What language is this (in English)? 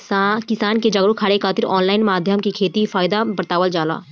Bhojpuri